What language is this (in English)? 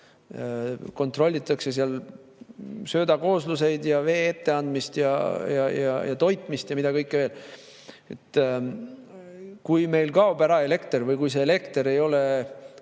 Estonian